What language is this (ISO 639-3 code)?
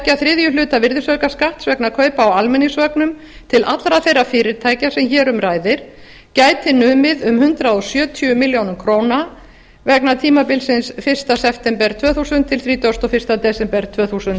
isl